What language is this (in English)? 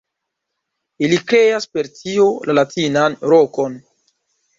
Esperanto